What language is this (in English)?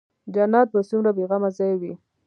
Pashto